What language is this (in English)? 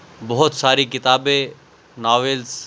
Urdu